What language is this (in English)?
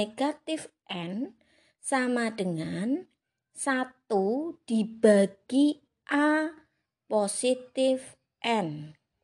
Indonesian